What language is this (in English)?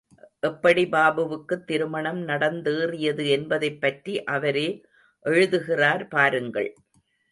Tamil